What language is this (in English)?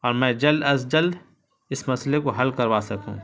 Urdu